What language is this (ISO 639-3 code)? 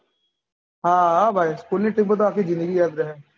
guj